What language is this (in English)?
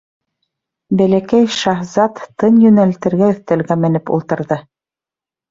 Bashkir